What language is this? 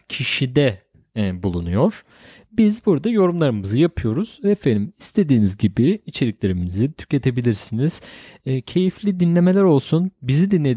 Turkish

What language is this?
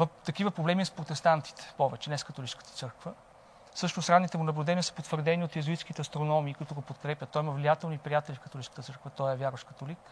Bulgarian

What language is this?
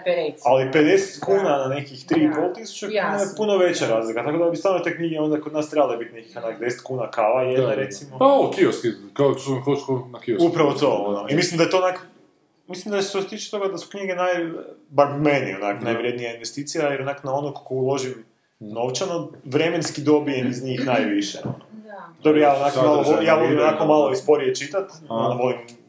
Croatian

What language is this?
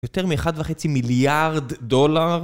Hebrew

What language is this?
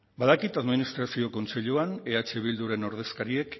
Basque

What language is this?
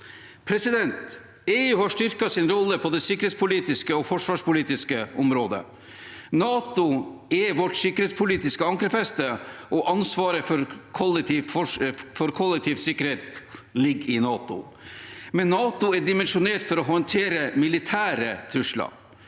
Norwegian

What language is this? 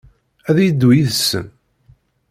Kabyle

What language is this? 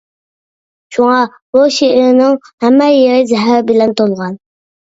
Uyghur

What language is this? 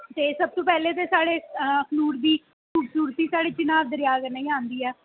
Dogri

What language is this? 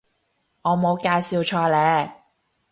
Cantonese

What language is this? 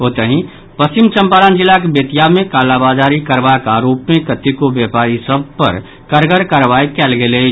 Maithili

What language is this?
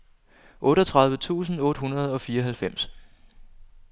Danish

